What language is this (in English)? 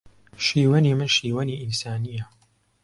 Central Kurdish